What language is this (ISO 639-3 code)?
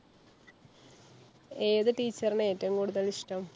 mal